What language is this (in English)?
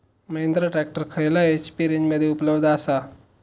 Marathi